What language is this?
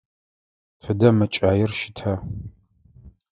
Adyghe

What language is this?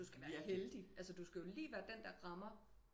Danish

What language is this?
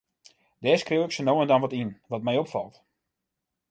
Western Frisian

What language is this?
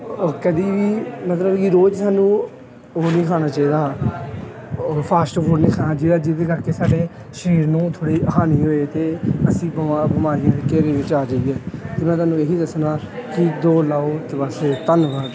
Punjabi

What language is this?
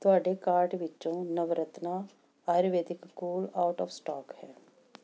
Punjabi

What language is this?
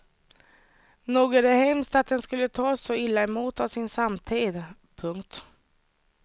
Swedish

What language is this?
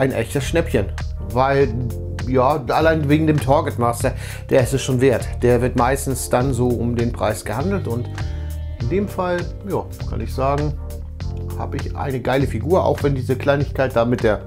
German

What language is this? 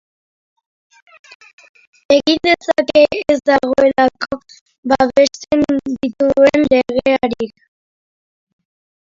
Basque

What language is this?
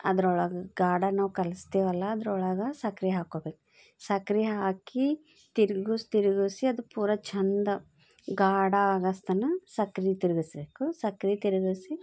Kannada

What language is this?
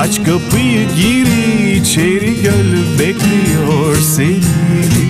Turkish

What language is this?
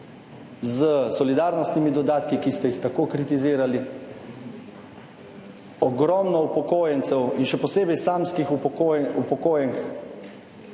Slovenian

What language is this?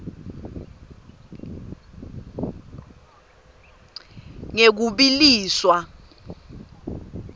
Swati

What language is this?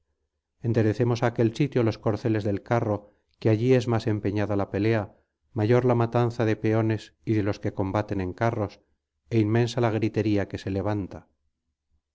Spanish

